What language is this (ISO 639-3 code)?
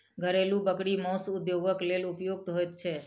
mai